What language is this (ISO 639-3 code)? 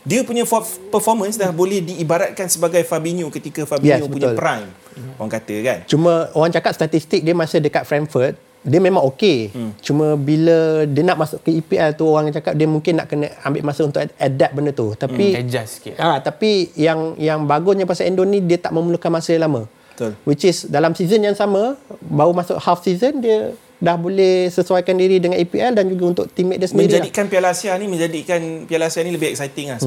msa